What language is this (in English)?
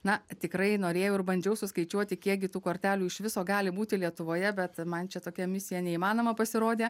Lithuanian